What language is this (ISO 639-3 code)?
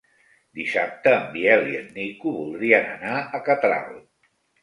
cat